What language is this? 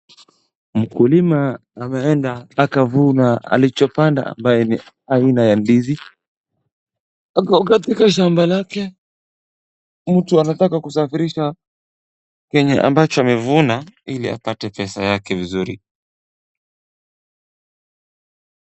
Swahili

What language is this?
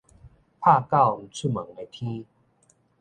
Min Nan Chinese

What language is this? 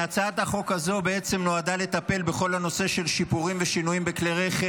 Hebrew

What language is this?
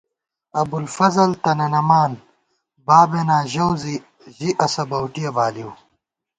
Gawar-Bati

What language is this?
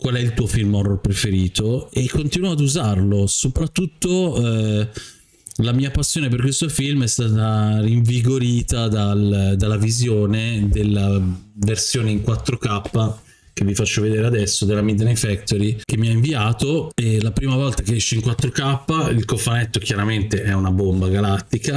Italian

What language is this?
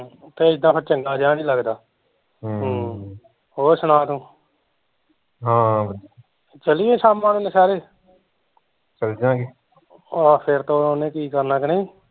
Punjabi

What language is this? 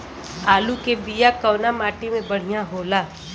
Bhojpuri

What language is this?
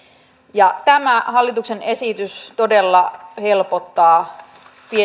Finnish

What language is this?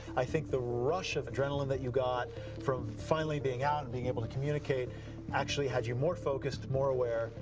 English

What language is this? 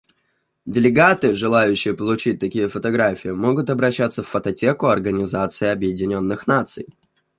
Russian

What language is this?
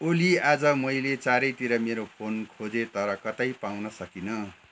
Nepali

